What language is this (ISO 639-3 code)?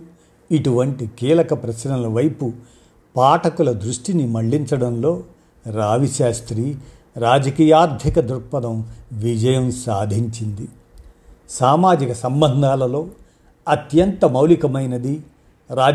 tel